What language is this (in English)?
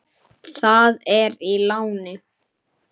Icelandic